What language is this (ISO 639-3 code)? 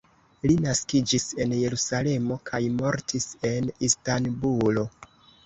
epo